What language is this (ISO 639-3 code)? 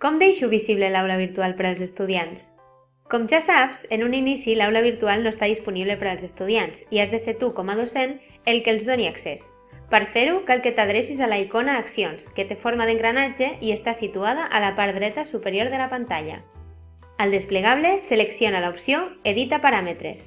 cat